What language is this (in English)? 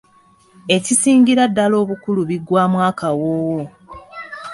Ganda